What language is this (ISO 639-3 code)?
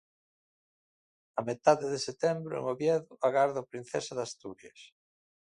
glg